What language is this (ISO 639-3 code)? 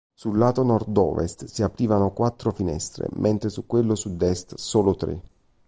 ita